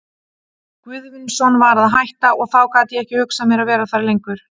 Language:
Icelandic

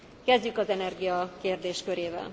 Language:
Hungarian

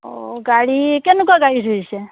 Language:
Assamese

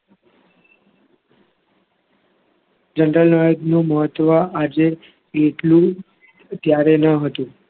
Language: Gujarati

